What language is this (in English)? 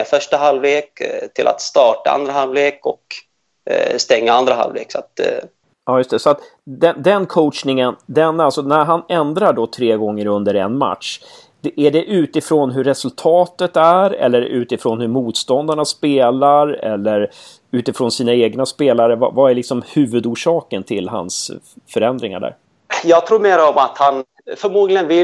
Swedish